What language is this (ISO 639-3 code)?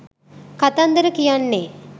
sin